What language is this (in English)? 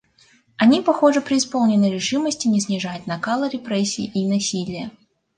Russian